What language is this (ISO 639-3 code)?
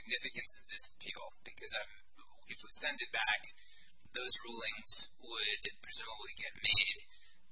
eng